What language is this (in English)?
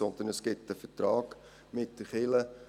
Swiss German